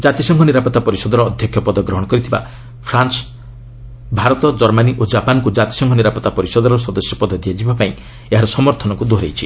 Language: Odia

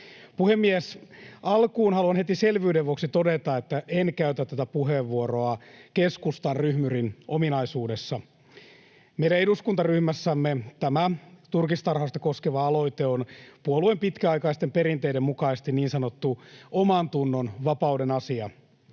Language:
Finnish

